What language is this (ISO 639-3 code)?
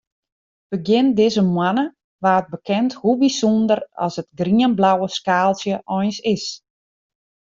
fry